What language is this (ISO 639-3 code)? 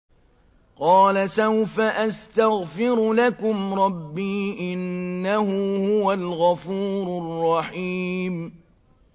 ara